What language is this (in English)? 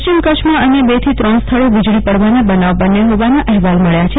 Gujarati